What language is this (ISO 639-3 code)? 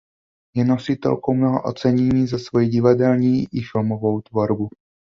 ces